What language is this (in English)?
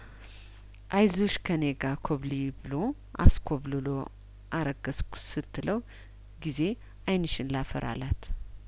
Amharic